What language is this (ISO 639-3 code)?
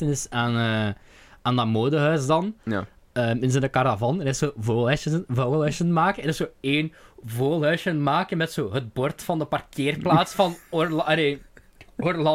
nld